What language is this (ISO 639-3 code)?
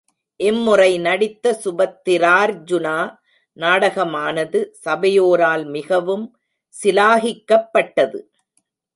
tam